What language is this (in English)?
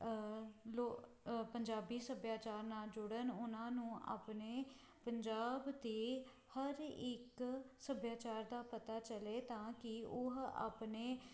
Punjabi